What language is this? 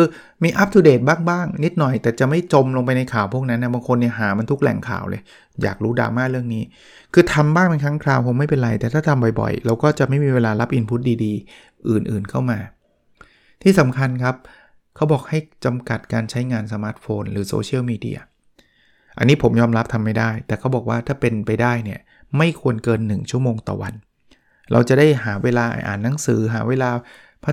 Thai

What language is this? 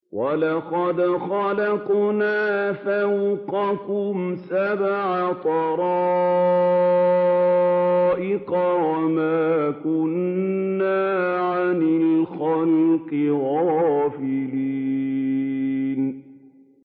Arabic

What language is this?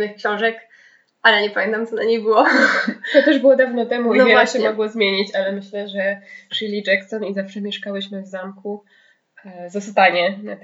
Polish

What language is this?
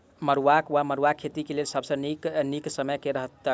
Maithili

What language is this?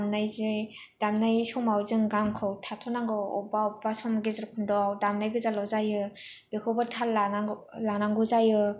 Bodo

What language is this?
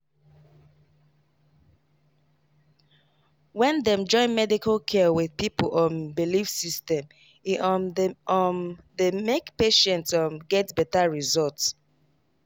Nigerian Pidgin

